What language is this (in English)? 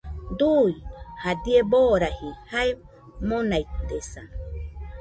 Nüpode Huitoto